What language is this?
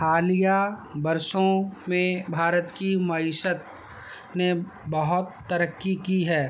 Urdu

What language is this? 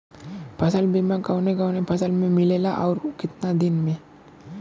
Bhojpuri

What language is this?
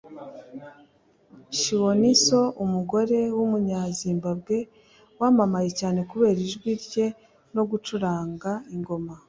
Kinyarwanda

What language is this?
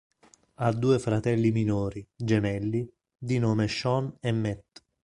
Italian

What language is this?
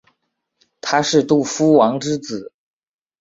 Chinese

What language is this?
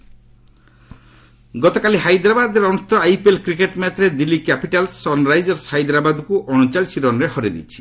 Odia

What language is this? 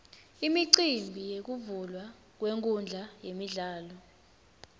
Swati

